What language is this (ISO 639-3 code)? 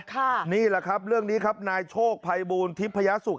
tha